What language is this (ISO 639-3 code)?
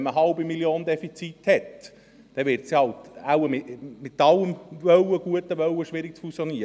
gsw